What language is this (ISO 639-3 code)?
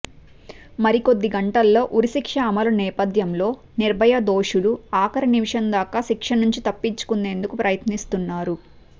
tel